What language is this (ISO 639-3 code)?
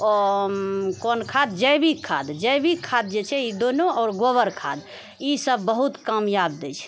mai